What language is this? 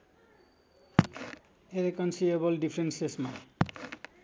Nepali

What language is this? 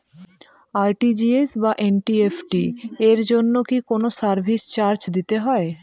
Bangla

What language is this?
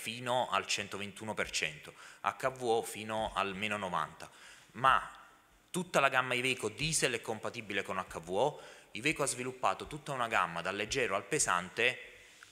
Italian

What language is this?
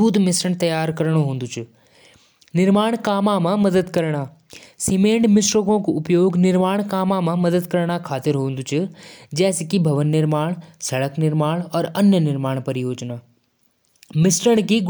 Jaunsari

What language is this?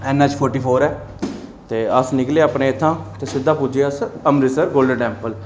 Dogri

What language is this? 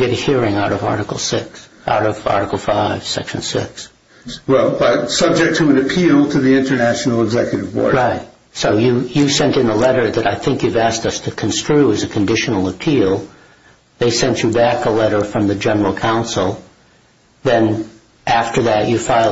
English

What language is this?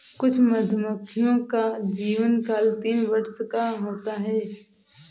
Hindi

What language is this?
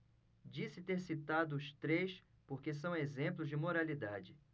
Portuguese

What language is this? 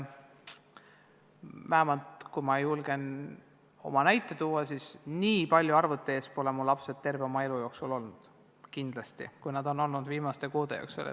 Estonian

